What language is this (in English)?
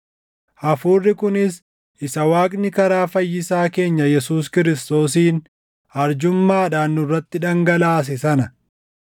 Oromo